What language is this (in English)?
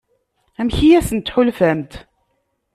Kabyle